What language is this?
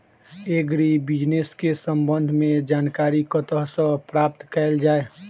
Maithili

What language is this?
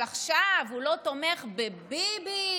Hebrew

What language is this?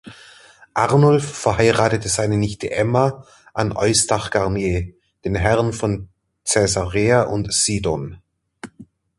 German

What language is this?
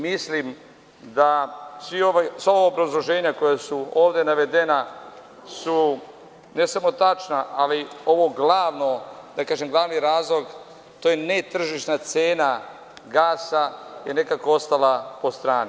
Serbian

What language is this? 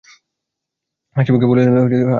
Bangla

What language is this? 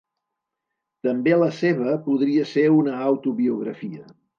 Catalan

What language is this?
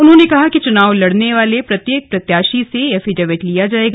Hindi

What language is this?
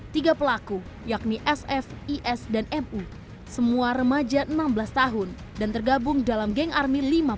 Indonesian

